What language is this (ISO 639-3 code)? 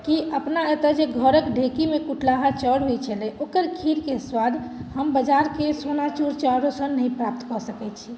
mai